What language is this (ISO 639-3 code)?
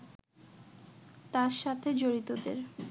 ben